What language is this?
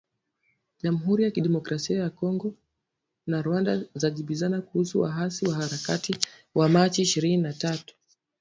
Swahili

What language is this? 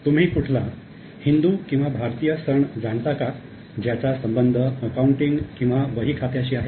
Marathi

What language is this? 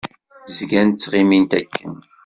Kabyle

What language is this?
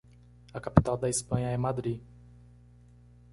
Portuguese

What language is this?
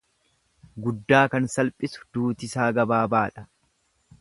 Oromo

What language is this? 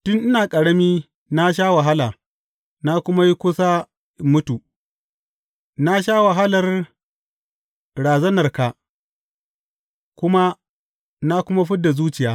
Hausa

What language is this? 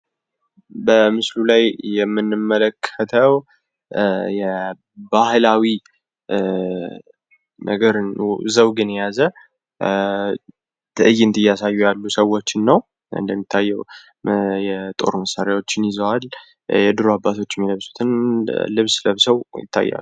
Amharic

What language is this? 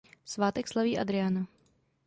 Czech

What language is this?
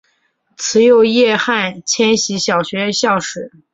Chinese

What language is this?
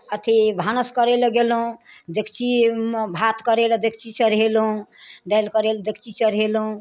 Maithili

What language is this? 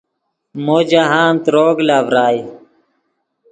Yidgha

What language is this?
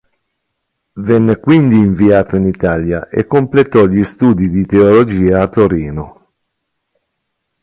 Italian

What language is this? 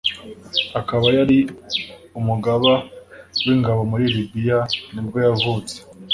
Kinyarwanda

